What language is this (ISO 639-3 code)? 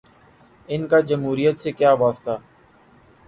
urd